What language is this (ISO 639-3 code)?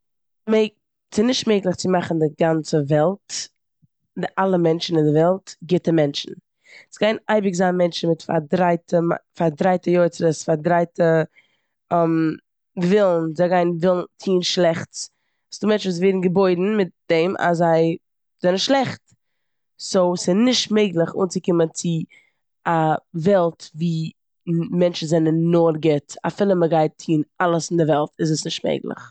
yid